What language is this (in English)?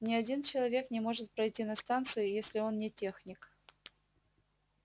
Russian